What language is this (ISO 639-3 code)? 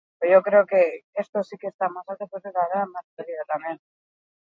eus